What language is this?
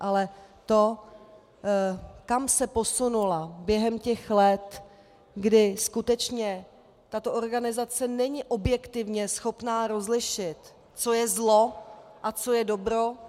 Czech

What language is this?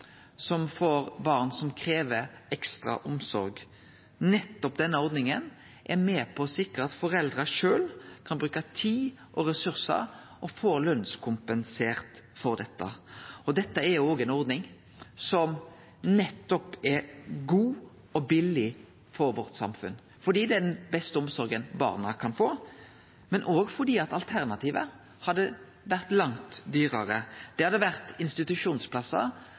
Norwegian Nynorsk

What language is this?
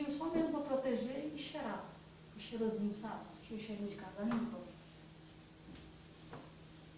Portuguese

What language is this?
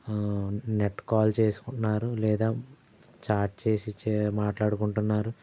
Telugu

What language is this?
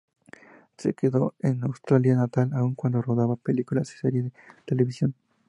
Spanish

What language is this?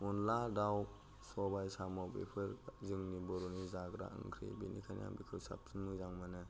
Bodo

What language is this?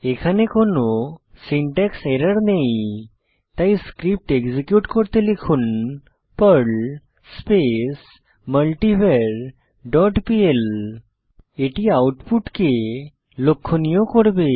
Bangla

